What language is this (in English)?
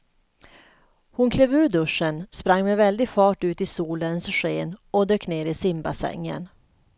Swedish